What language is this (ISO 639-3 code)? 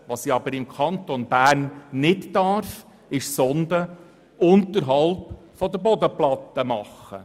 gsw